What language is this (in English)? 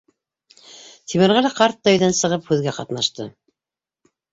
Bashkir